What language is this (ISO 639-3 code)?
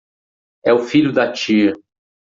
por